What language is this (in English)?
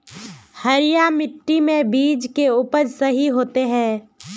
Magahi